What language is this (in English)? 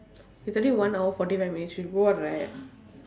English